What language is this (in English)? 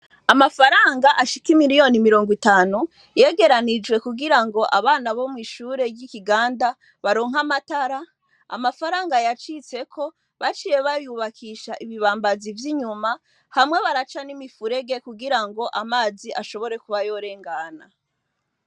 Rundi